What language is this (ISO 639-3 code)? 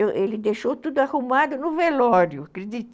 por